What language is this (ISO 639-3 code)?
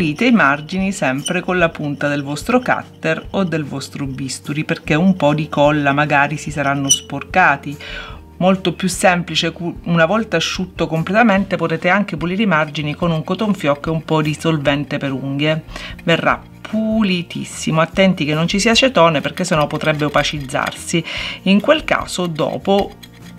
ita